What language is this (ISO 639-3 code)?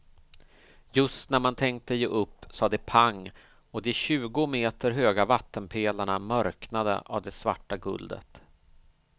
swe